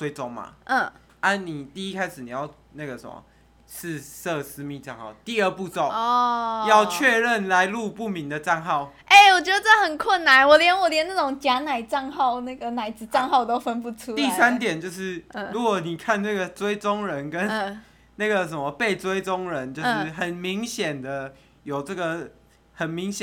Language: Chinese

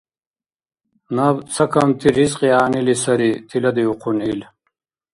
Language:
Dargwa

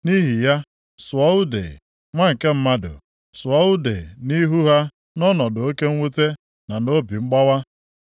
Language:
Igbo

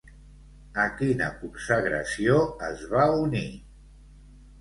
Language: Catalan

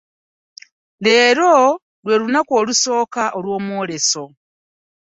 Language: Ganda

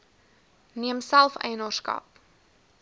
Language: Afrikaans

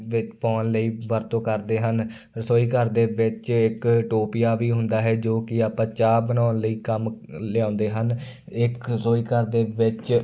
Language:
Punjabi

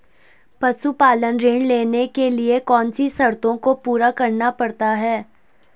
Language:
Hindi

